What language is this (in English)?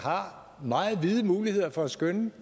Danish